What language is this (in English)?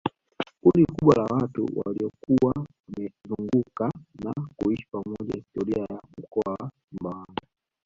Swahili